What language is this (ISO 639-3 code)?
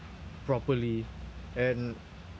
eng